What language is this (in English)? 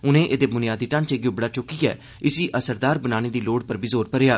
Dogri